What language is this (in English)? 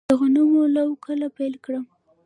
Pashto